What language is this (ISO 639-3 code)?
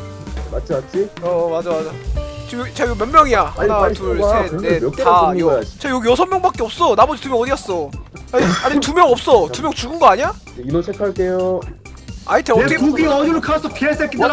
kor